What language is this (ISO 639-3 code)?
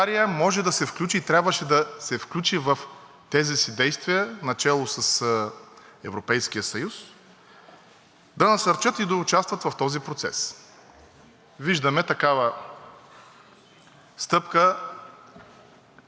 bul